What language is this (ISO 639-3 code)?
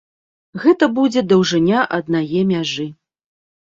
bel